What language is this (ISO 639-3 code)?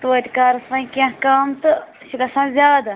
kas